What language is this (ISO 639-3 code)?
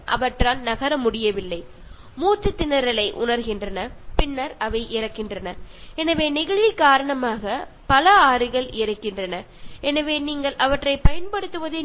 mal